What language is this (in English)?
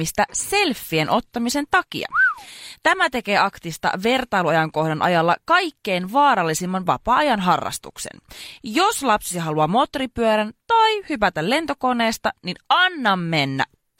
Finnish